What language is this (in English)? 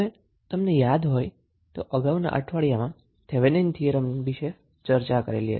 Gujarati